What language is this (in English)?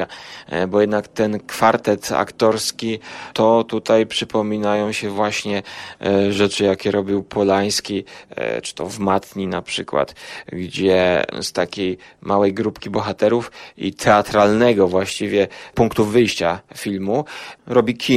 Polish